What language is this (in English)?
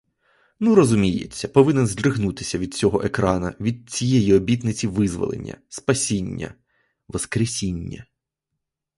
Ukrainian